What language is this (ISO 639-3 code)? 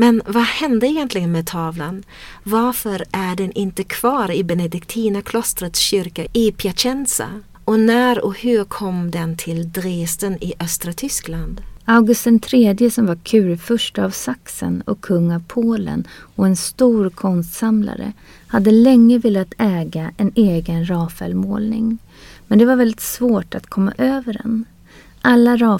swe